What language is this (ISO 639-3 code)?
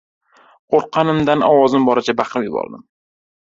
uzb